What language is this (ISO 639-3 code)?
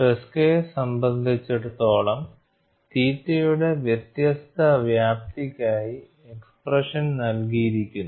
mal